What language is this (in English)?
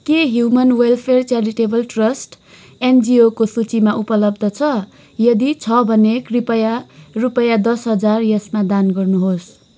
Nepali